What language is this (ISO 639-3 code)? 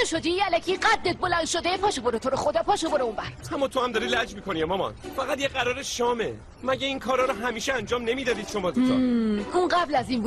fas